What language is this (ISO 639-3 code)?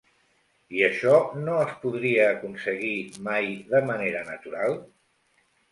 cat